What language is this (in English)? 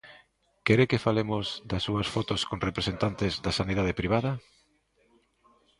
Galician